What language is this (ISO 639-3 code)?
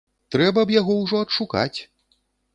bel